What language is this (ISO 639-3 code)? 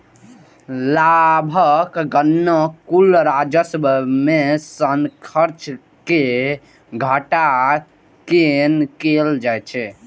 mai